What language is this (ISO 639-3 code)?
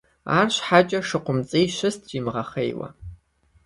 kbd